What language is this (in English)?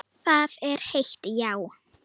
Icelandic